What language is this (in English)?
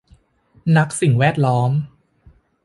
Thai